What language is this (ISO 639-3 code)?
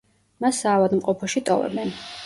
kat